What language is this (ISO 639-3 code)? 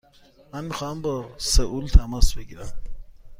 fas